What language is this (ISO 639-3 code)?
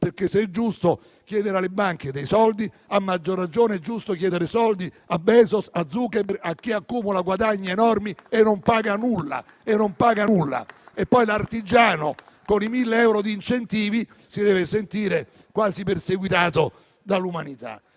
ita